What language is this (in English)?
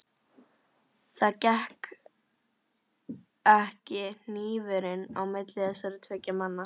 Icelandic